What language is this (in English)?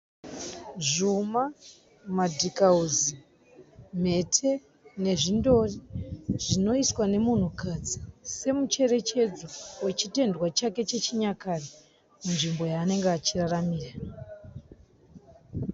Shona